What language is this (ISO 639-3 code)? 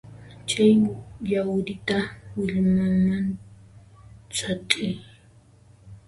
qxp